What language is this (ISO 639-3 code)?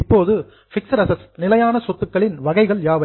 tam